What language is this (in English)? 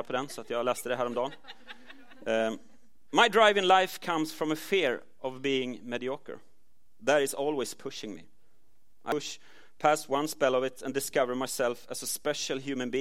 Swedish